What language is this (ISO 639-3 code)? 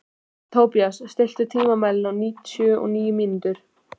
isl